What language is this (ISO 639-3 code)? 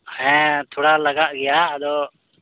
sat